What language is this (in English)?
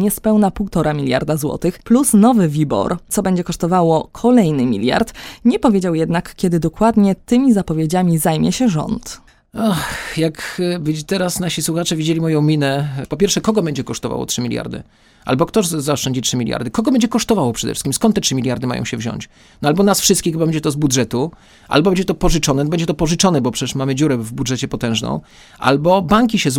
Polish